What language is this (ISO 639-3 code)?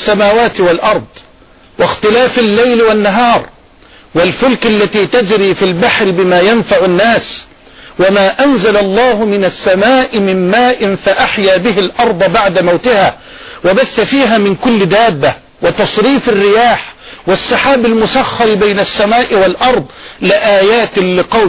ara